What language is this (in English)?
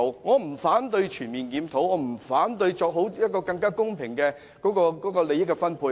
Cantonese